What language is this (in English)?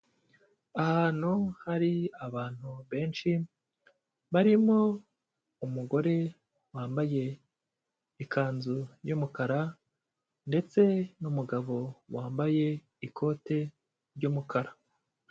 Kinyarwanda